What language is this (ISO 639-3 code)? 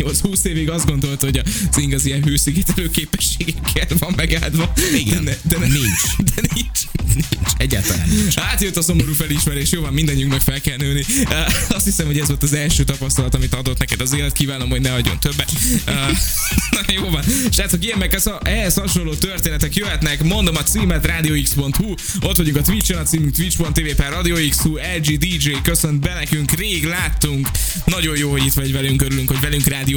hun